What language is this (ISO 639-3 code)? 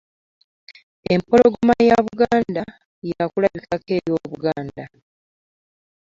lug